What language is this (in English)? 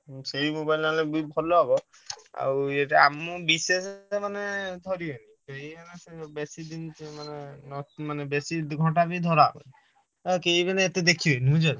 Odia